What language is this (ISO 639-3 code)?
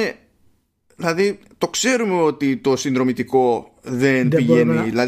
ell